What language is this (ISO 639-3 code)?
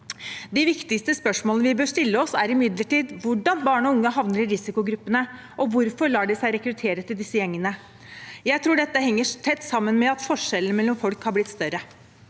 nor